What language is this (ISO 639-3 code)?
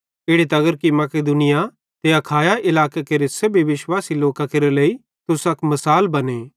bhd